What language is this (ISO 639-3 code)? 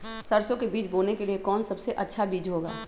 mag